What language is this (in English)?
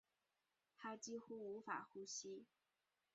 Chinese